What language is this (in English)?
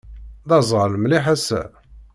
Kabyle